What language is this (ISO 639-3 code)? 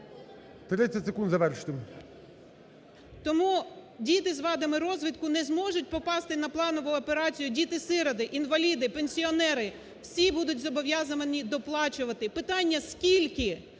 ukr